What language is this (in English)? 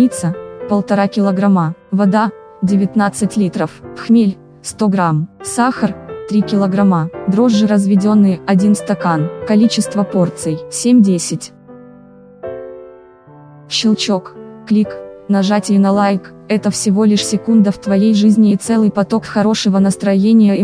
Russian